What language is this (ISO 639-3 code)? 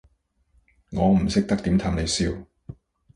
yue